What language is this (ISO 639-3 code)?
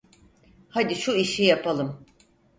tur